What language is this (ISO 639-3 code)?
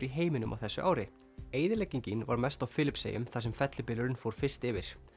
isl